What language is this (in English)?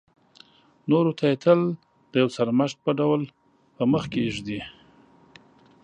Pashto